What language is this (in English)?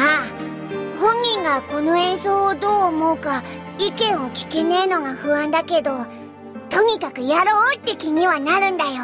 Japanese